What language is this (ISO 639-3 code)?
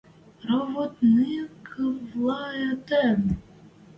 mrj